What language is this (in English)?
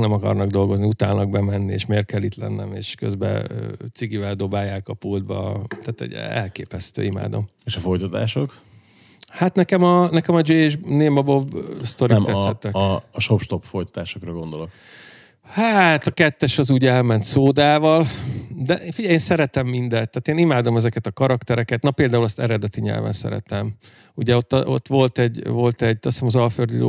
Hungarian